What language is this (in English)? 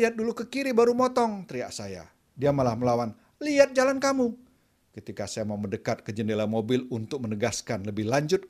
Indonesian